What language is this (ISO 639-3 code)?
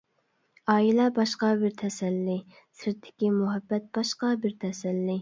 uig